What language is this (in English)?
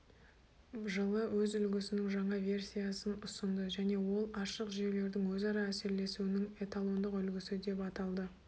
Kazakh